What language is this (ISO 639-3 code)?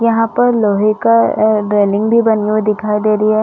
hin